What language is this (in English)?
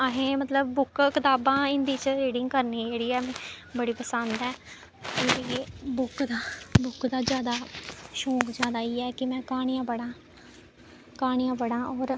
Dogri